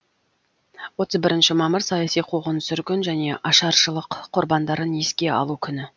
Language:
Kazakh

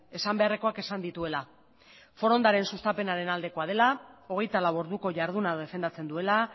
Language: Basque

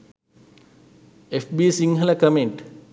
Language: Sinhala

